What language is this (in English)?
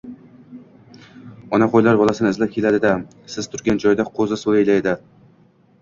Uzbek